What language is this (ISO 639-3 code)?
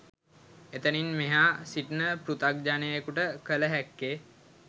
sin